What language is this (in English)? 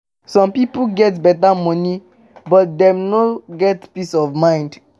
Nigerian Pidgin